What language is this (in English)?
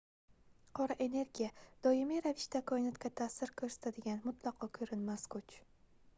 Uzbek